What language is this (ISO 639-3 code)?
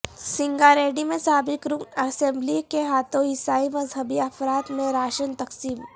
urd